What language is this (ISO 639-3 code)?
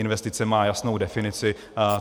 ces